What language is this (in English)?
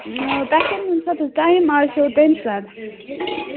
Kashmiri